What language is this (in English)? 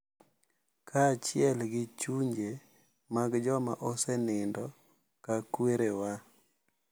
Luo (Kenya and Tanzania)